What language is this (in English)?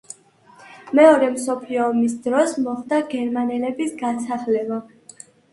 Georgian